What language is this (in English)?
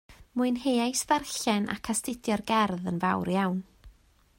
Welsh